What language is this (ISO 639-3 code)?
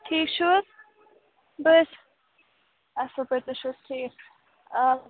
kas